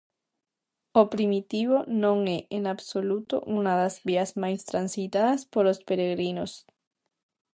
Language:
Galician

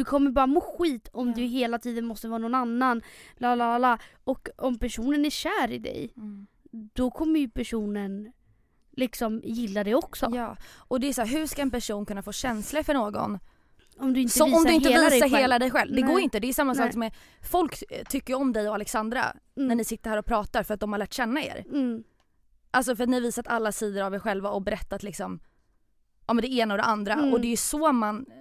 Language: Swedish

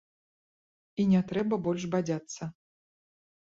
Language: Belarusian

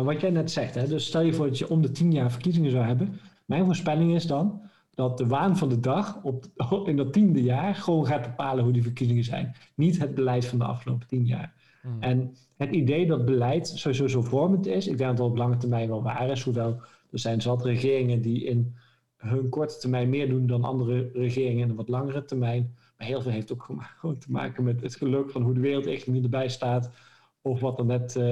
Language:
Dutch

